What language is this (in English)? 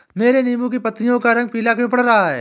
Hindi